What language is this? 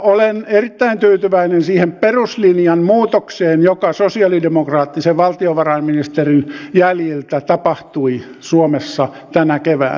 Finnish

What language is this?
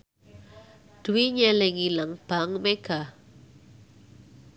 Javanese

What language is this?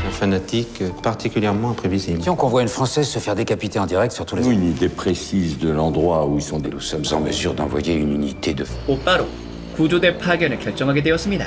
Korean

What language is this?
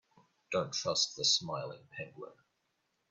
English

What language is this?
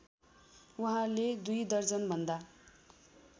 Nepali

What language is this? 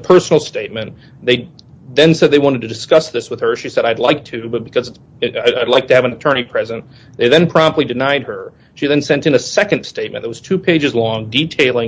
English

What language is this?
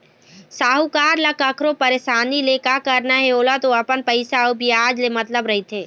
Chhattisgarhi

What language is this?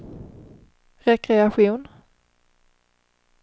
Swedish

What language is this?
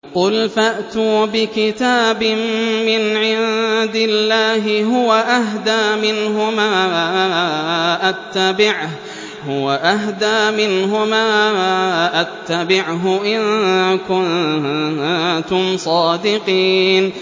Arabic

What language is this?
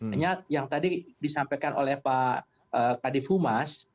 Indonesian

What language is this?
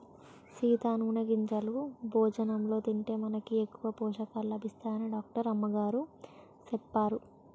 Telugu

